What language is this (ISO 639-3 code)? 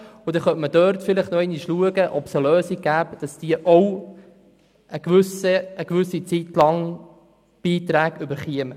gsw